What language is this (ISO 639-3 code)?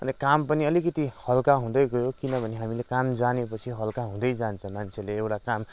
nep